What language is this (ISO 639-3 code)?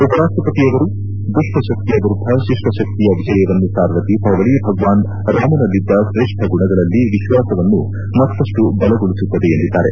kan